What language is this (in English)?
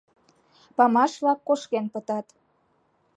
Mari